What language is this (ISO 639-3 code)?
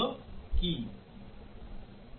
ben